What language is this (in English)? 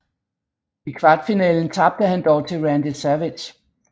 Danish